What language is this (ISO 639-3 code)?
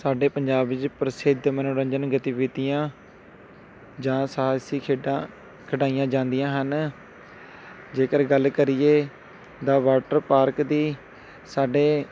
pan